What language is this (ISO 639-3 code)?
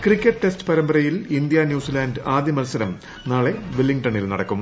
mal